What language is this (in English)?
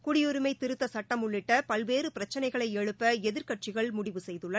Tamil